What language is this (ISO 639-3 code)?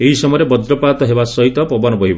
ori